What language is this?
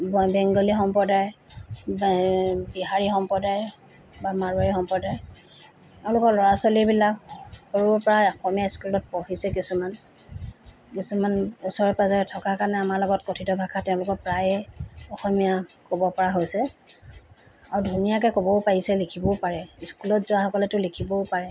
Assamese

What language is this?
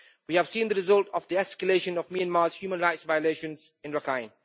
English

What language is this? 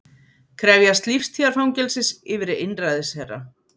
Icelandic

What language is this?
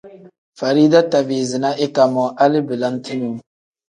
Tem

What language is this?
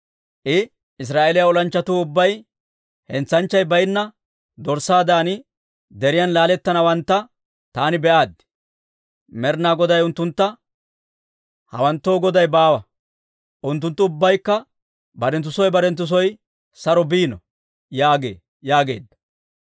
Dawro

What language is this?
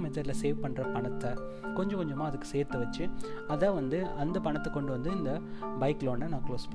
Tamil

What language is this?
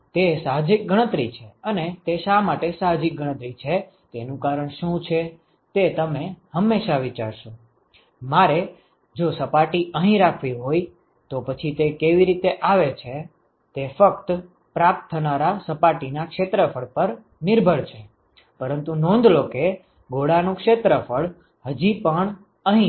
Gujarati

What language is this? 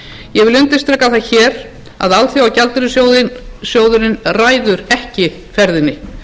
Icelandic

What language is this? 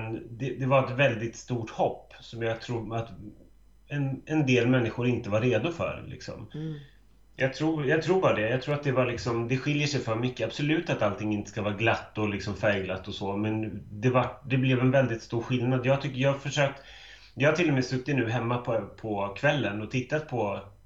Swedish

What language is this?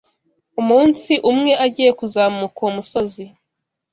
Kinyarwanda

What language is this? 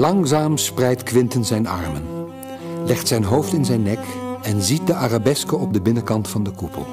Dutch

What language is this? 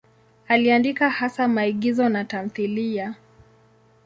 Swahili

